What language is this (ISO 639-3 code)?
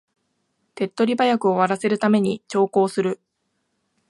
jpn